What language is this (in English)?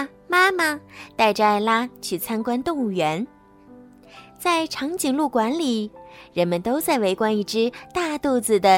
Chinese